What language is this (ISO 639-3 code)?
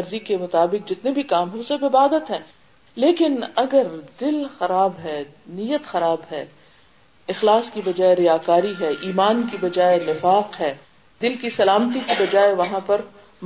urd